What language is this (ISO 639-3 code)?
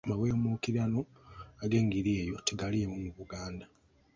lug